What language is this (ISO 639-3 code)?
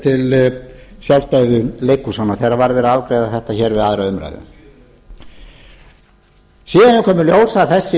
isl